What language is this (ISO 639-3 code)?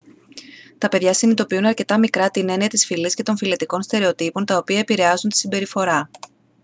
ell